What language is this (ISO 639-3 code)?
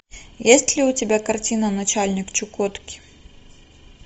rus